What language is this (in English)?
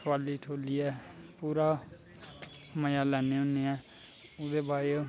Dogri